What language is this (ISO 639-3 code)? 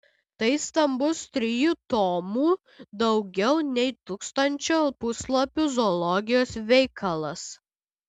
lit